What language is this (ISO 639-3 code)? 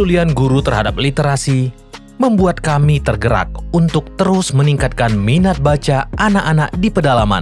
ind